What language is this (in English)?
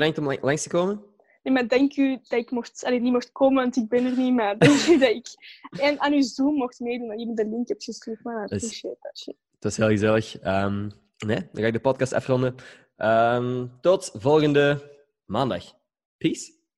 Dutch